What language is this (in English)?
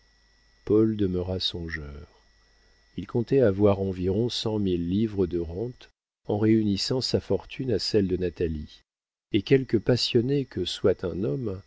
French